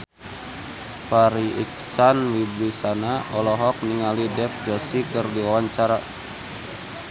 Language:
Sundanese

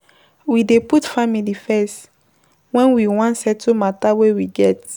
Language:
Nigerian Pidgin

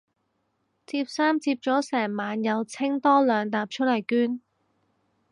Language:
Cantonese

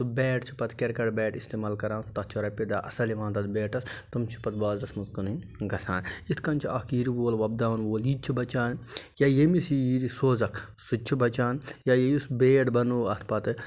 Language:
Kashmiri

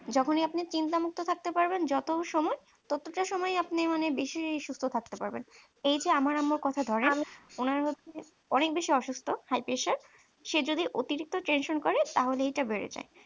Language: Bangla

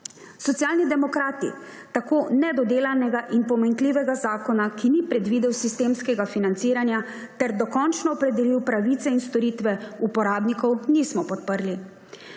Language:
Slovenian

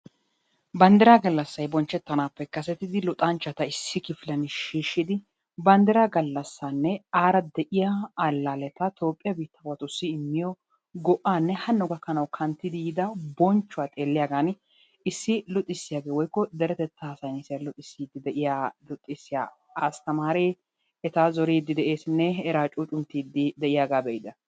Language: Wolaytta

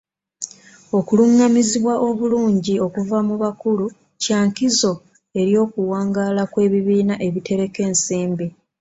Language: Ganda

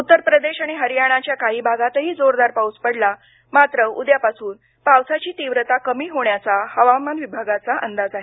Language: Marathi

